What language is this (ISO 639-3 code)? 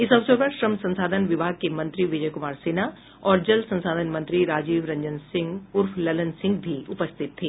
hin